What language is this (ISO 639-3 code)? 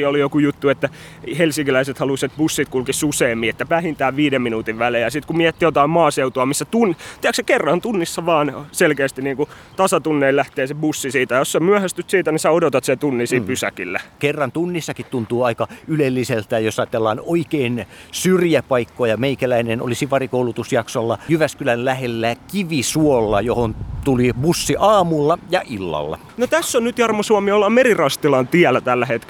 fin